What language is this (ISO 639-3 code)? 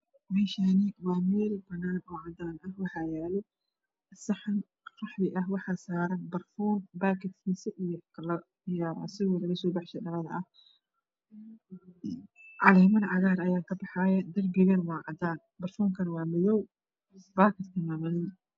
som